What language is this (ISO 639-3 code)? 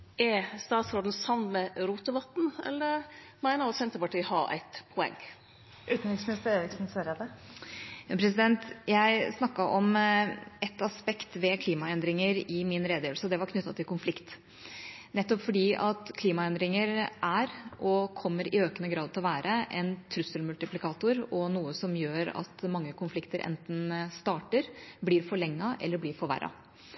nor